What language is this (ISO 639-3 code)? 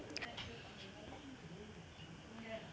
mai